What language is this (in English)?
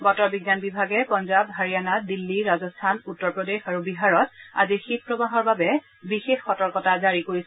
Assamese